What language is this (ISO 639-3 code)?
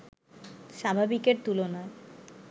ben